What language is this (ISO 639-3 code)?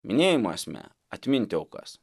lit